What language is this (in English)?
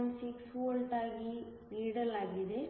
Kannada